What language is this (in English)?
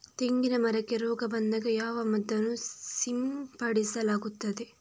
Kannada